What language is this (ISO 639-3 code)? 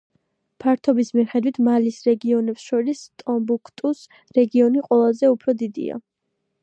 kat